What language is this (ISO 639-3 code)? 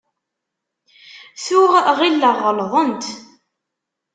kab